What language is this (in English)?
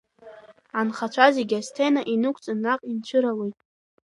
Abkhazian